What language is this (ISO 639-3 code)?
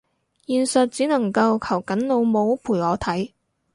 yue